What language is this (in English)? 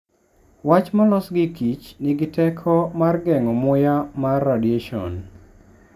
Luo (Kenya and Tanzania)